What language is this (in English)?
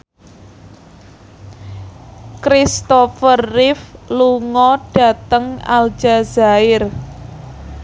Javanese